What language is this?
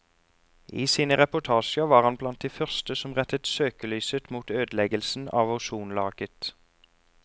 Norwegian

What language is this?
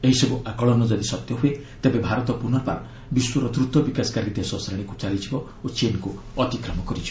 Odia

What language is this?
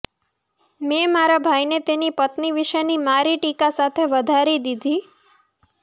Gujarati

